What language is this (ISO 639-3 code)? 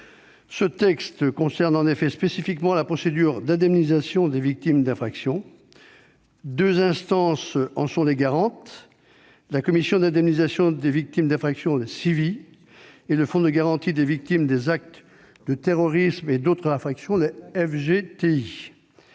fra